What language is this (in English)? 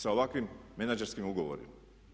Croatian